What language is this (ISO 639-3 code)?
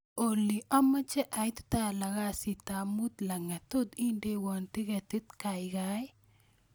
kln